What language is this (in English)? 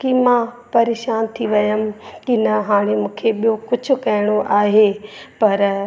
Sindhi